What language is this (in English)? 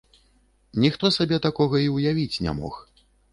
Belarusian